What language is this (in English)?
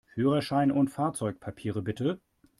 German